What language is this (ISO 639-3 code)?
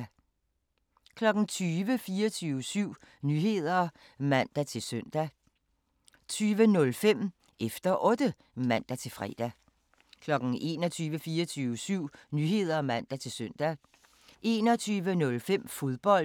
dan